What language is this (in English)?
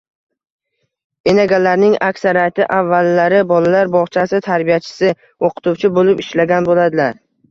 Uzbek